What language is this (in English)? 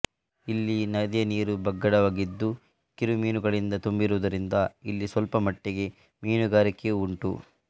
Kannada